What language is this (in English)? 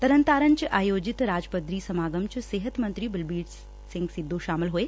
Punjabi